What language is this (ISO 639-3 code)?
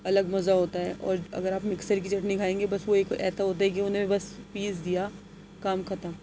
urd